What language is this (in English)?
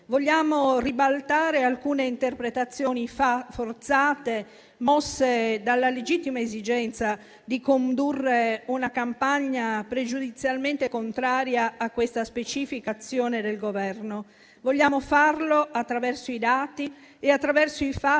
Italian